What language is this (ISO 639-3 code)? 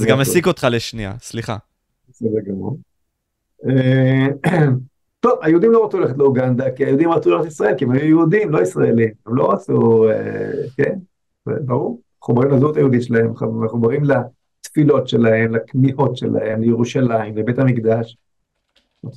heb